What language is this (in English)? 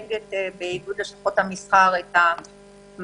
Hebrew